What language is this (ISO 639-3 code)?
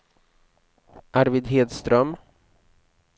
swe